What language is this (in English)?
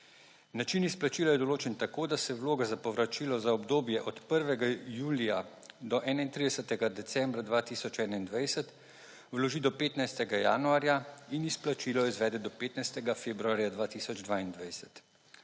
Slovenian